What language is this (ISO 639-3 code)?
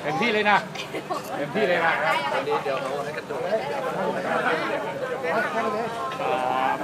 tha